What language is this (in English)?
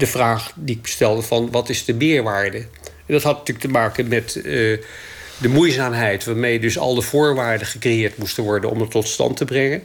Dutch